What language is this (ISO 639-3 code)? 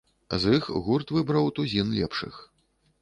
bel